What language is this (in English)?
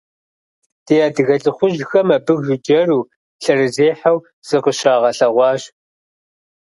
Kabardian